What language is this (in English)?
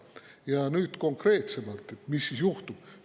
Estonian